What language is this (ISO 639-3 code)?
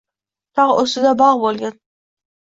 uzb